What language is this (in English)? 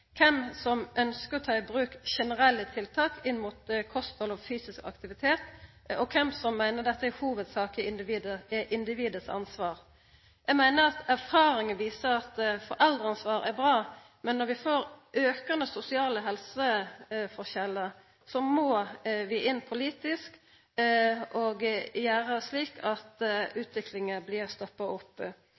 Norwegian Nynorsk